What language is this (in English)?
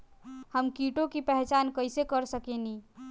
Bhojpuri